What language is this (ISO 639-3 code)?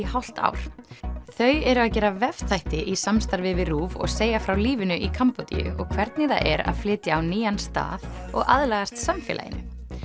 isl